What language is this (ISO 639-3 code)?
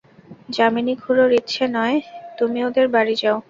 ben